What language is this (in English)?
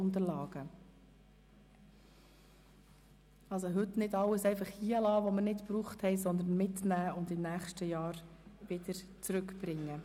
Swiss German